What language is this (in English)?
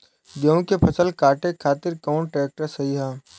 Bhojpuri